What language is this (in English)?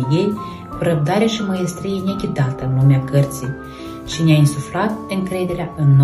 Romanian